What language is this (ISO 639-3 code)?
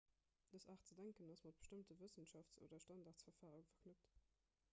ltz